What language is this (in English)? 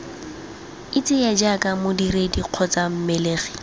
Tswana